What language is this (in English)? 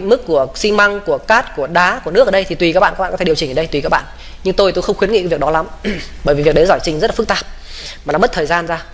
Vietnamese